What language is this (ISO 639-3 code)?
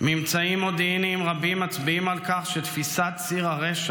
heb